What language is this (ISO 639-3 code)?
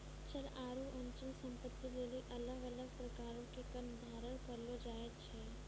mai